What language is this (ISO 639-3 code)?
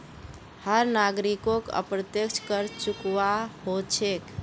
mag